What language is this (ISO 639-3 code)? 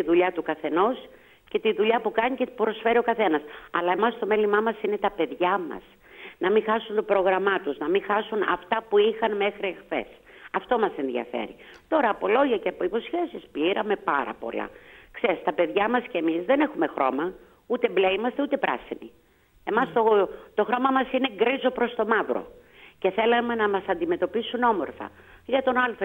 ell